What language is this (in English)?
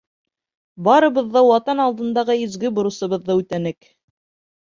Bashkir